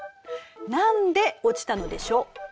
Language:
Japanese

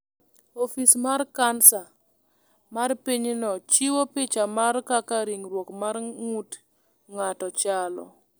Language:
Luo (Kenya and Tanzania)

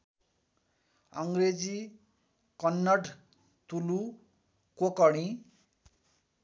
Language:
Nepali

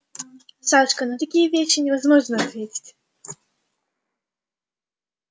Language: Russian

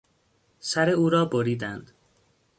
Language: Persian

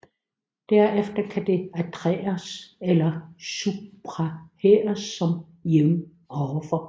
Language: Danish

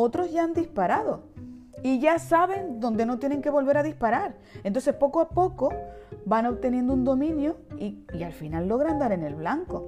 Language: Spanish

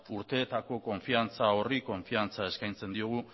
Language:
Basque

